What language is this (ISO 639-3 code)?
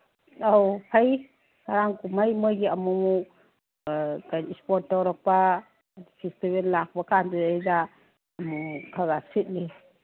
mni